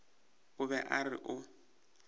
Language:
Northern Sotho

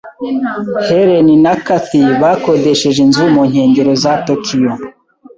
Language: Kinyarwanda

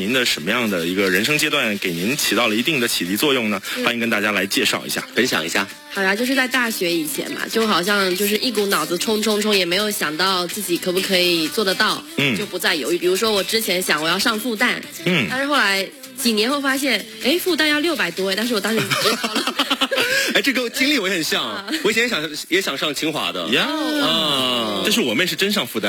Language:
Chinese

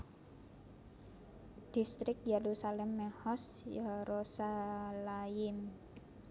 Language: Javanese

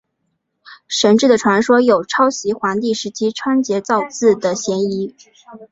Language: Chinese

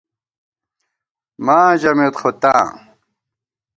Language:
Gawar-Bati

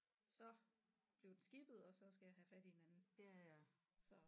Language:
Danish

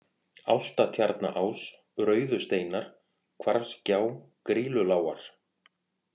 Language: Icelandic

